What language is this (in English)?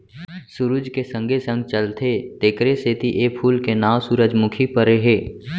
Chhattisgarhi